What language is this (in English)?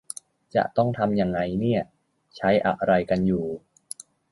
Thai